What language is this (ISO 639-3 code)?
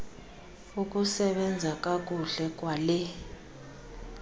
xho